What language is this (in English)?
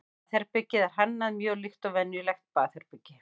Icelandic